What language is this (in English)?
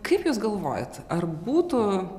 Lithuanian